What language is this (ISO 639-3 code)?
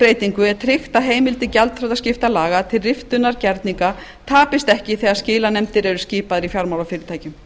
isl